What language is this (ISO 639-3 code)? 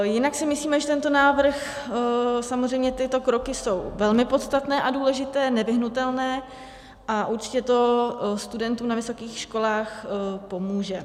ces